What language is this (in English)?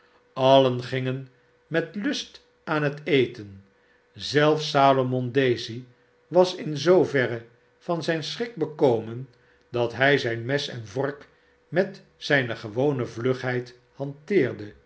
Dutch